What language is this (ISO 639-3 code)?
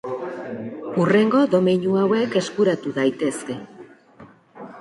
eus